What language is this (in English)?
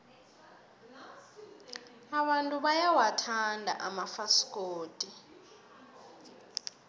South Ndebele